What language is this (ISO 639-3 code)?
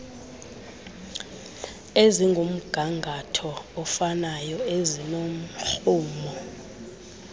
xho